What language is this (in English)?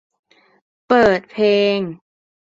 Thai